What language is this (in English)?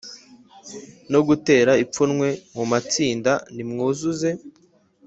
Kinyarwanda